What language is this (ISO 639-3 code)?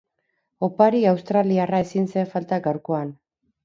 eus